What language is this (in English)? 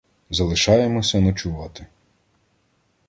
Ukrainian